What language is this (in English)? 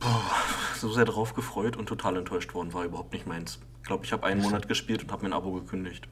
German